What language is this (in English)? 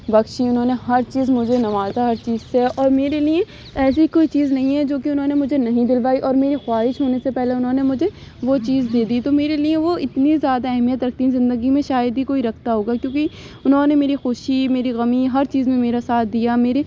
Urdu